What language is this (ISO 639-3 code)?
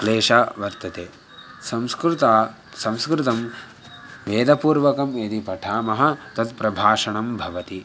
san